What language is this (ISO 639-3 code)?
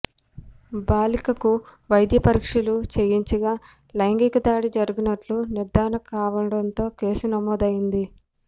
tel